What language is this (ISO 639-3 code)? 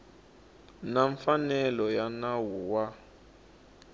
tso